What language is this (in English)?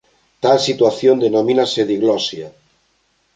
Galician